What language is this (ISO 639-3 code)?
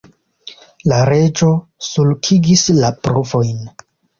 epo